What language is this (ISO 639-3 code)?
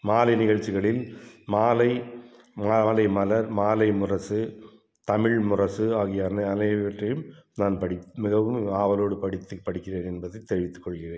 tam